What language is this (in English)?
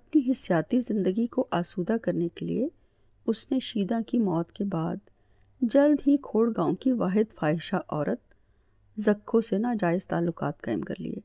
Urdu